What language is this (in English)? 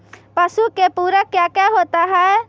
Magahi